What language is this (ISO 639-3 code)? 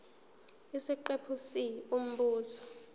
zul